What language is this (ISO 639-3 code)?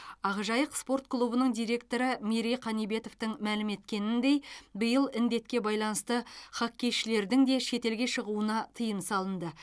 kaz